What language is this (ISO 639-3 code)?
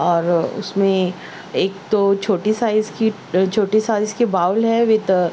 urd